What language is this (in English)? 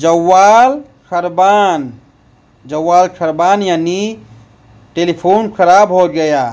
Hindi